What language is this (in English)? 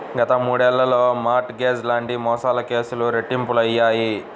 Telugu